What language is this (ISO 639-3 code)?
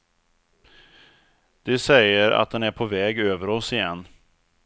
swe